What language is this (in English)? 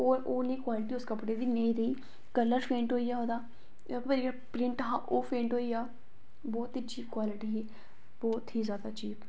Dogri